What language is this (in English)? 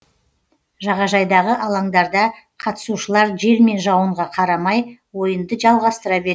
Kazakh